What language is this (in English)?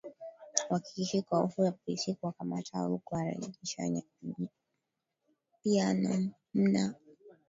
Swahili